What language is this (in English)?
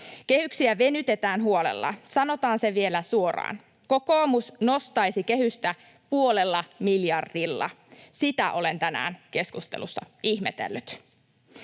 Finnish